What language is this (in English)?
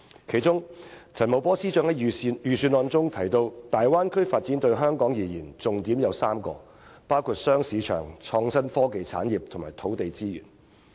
Cantonese